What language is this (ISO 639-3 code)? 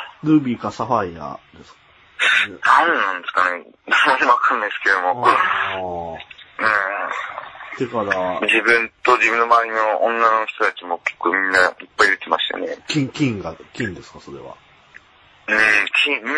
jpn